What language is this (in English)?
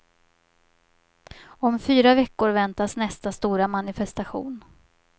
Swedish